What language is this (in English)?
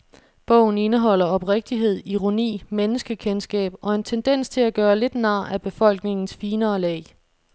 Danish